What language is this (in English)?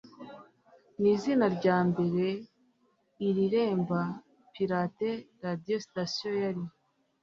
Kinyarwanda